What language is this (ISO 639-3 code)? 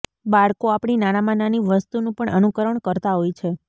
guj